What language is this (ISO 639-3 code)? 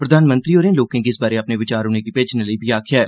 doi